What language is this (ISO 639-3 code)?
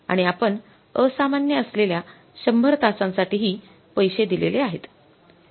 mar